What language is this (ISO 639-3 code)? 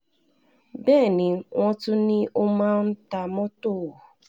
yor